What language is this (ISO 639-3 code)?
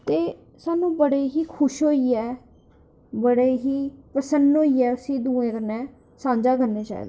doi